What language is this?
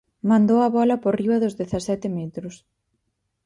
Galician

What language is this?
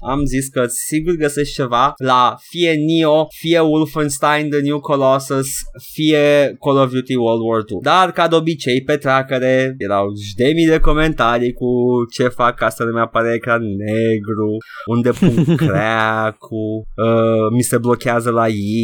Romanian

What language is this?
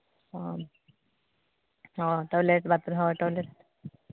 Santali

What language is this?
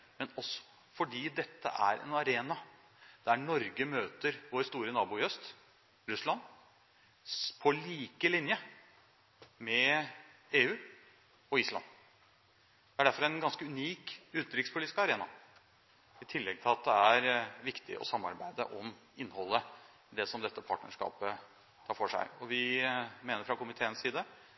Norwegian Bokmål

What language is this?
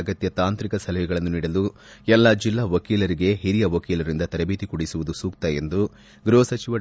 Kannada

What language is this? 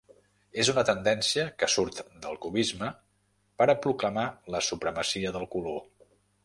Catalan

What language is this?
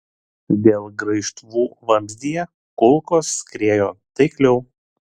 Lithuanian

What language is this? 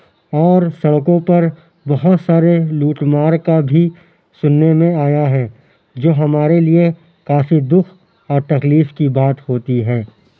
Urdu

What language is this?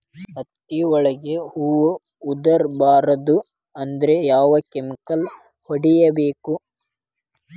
Kannada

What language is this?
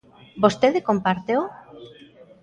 Galician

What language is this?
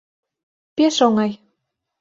Mari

